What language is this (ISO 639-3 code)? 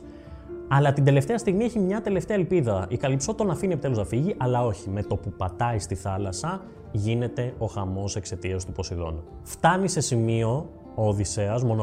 ell